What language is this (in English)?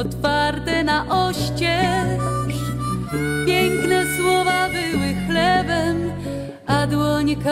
Polish